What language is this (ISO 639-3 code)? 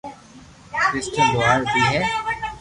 lrk